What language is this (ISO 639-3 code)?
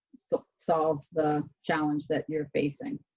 eng